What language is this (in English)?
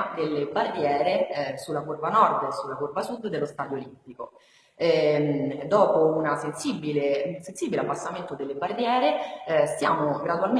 Italian